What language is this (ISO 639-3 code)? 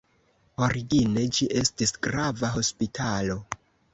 epo